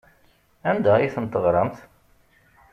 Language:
Kabyle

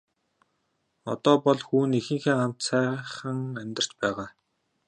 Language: Mongolian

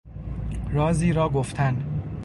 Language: Persian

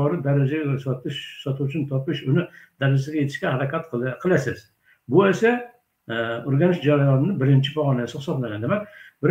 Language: Turkish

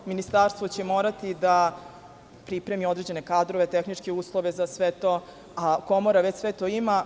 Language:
Serbian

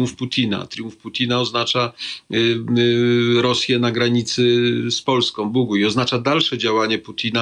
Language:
Polish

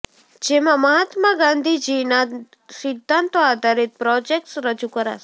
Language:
Gujarati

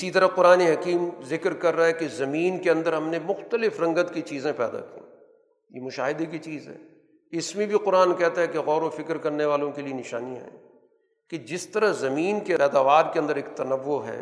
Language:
Urdu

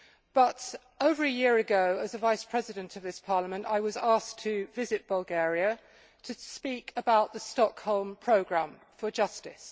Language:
English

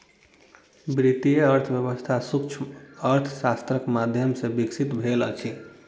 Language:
Maithili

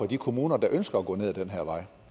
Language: Danish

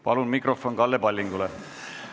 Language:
Estonian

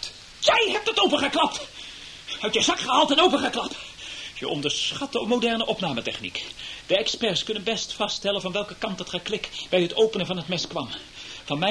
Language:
Dutch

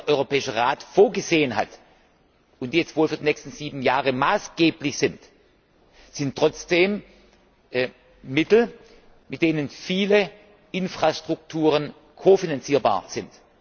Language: German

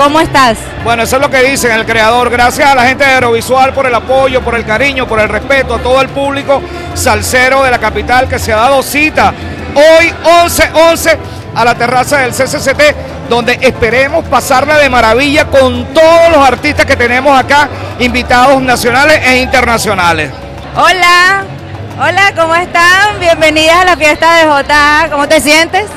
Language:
Spanish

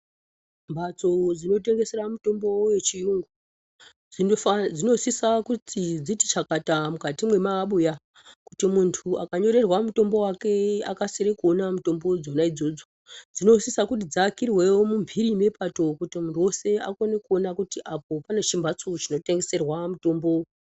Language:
Ndau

